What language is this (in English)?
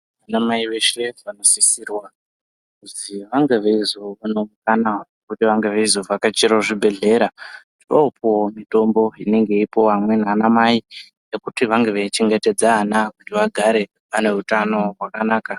Ndau